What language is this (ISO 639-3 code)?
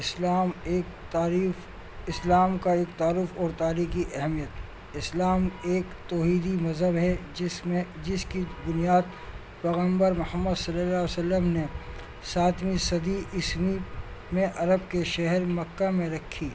urd